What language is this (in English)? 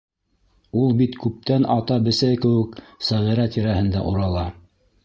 Bashkir